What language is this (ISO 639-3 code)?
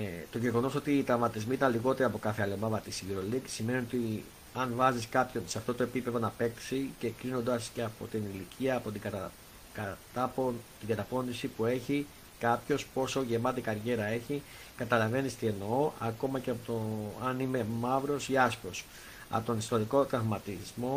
ell